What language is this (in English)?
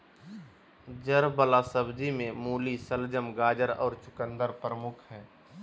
Magahi